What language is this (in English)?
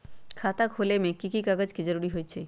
Magahi